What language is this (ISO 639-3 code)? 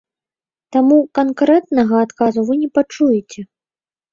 bel